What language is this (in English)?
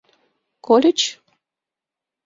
Mari